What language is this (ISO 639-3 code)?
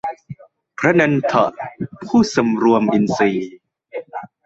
tha